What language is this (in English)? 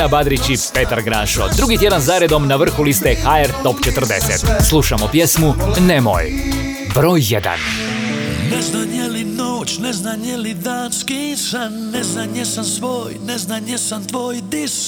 Croatian